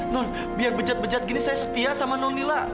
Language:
Indonesian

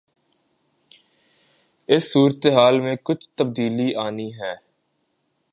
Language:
Urdu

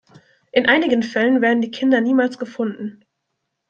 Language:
German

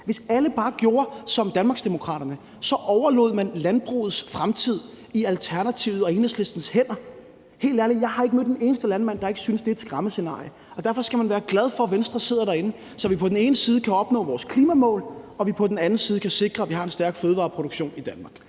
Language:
Danish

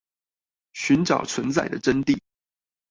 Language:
Chinese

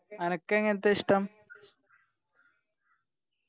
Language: Malayalam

